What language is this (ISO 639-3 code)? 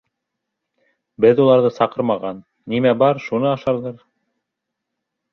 bak